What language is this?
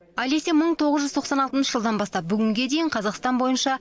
Kazakh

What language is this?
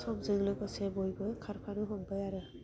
Bodo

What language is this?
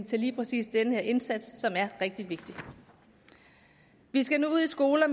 Danish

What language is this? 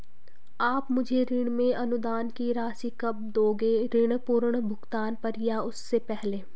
Hindi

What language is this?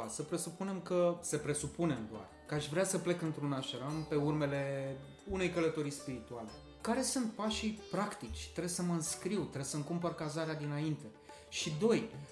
Romanian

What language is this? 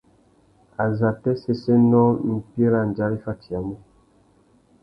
Tuki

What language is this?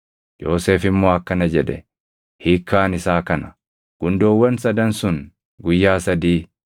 Oromo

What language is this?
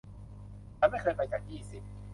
Thai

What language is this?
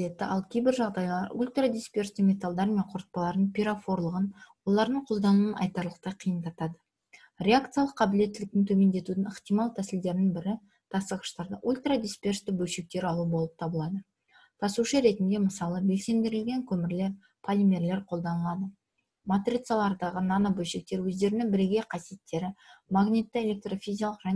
Russian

